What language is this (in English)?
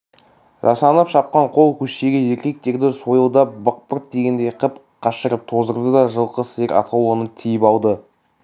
Kazakh